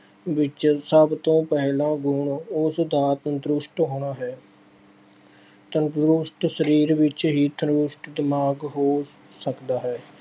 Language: Punjabi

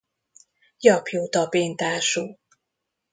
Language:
Hungarian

